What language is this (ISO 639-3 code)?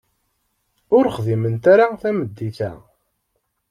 kab